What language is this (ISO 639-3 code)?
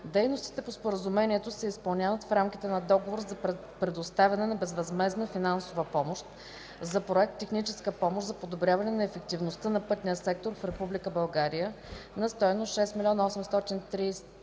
bul